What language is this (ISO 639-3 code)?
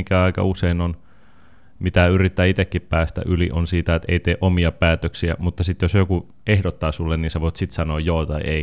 fin